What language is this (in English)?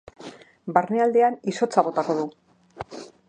Basque